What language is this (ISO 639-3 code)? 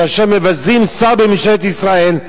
heb